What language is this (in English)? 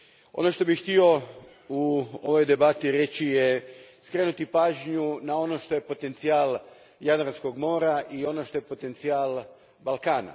Croatian